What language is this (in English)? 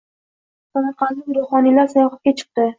Uzbek